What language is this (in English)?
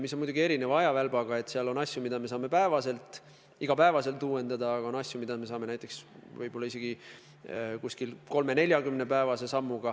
Estonian